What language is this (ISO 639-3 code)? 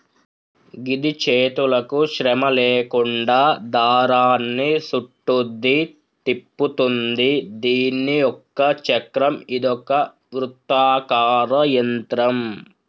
tel